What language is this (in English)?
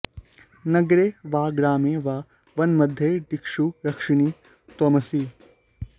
Sanskrit